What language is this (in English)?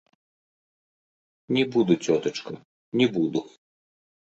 Belarusian